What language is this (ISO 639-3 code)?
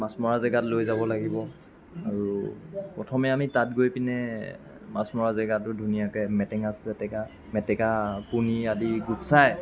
asm